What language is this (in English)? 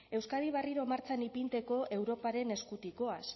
Basque